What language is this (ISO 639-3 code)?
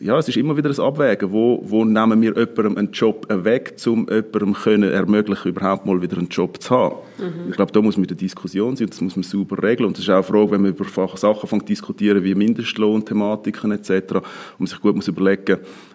deu